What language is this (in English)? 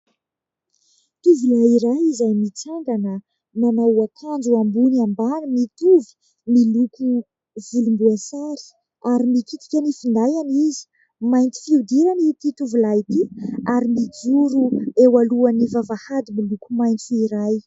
Malagasy